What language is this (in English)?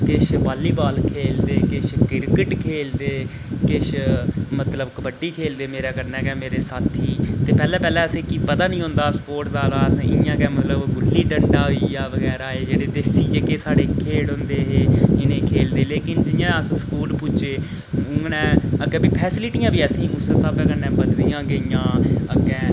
Dogri